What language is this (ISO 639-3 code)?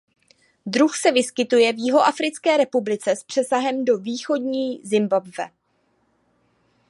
ces